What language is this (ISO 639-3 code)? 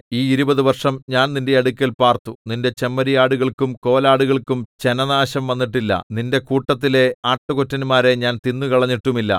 mal